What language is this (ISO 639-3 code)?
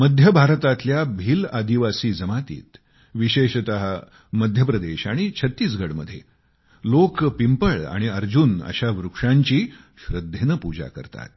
mar